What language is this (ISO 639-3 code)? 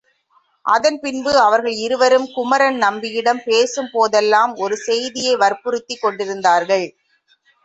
tam